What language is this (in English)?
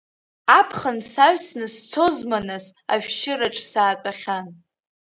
Abkhazian